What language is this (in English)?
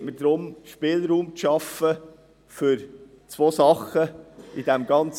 Swiss German